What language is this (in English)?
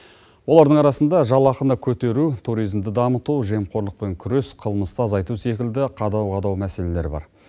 Kazakh